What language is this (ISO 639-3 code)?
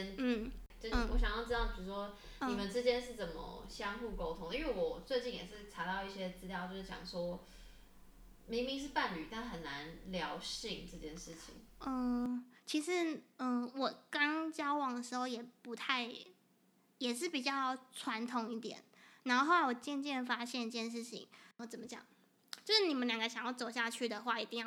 zho